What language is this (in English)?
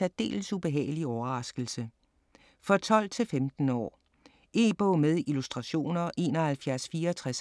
Danish